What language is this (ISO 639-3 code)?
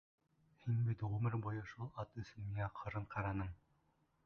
bak